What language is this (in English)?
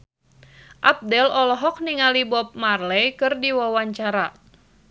Sundanese